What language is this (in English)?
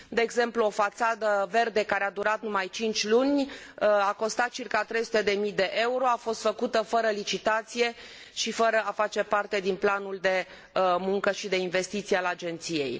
Romanian